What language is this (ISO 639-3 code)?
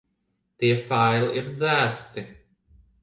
lav